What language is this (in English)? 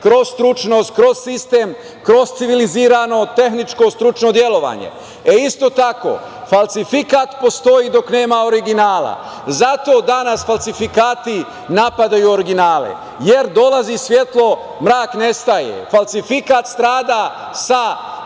Serbian